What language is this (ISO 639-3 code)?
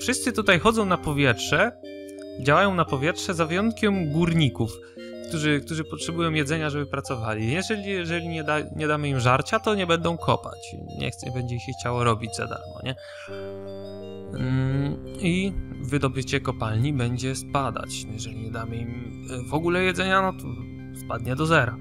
pol